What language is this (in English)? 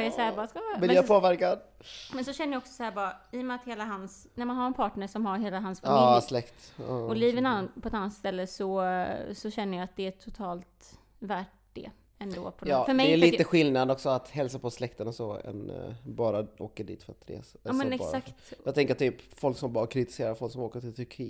Swedish